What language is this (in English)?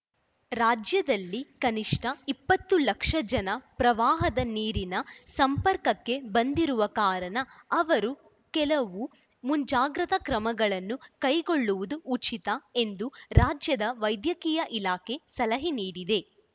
Kannada